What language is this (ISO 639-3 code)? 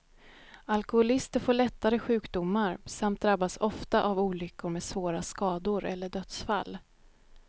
swe